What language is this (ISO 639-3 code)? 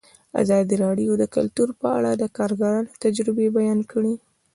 pus